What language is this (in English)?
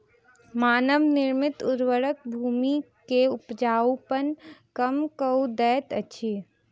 Maithili